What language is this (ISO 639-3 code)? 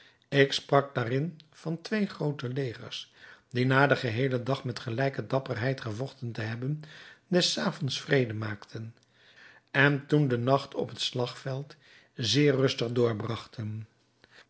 nld